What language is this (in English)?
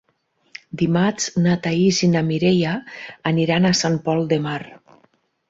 Catalan